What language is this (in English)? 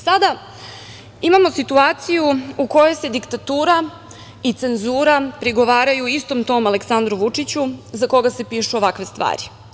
Serbian